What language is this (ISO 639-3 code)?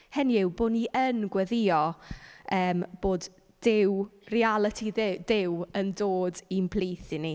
cym